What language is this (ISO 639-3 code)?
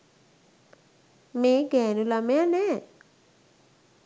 sin